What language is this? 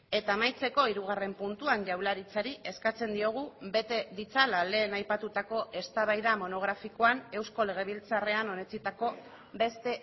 Basque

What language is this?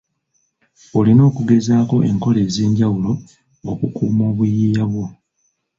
Ganda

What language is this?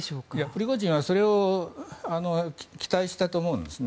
Japanese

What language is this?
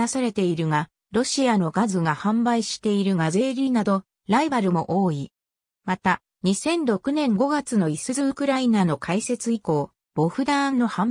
Japanese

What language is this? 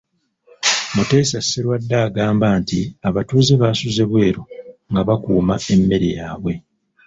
Ganda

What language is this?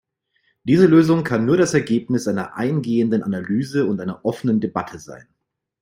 German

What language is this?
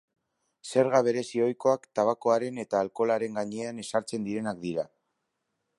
Basque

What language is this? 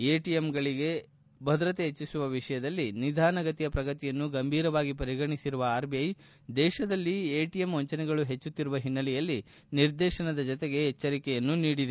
Kannada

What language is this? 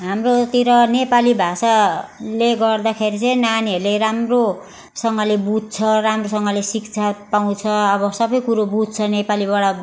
Nepali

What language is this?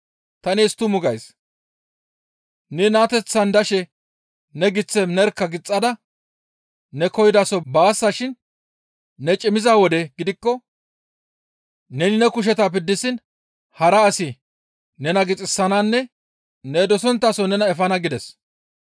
Gamo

